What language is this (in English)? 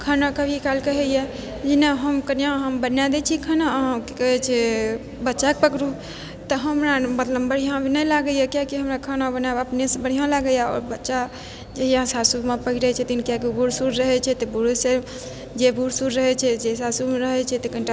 Maithili